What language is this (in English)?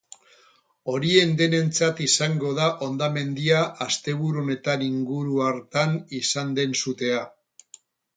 Basque